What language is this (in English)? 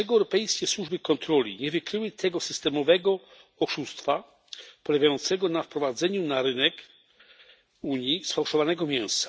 Polish